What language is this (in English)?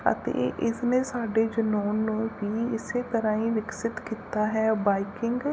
Punjabi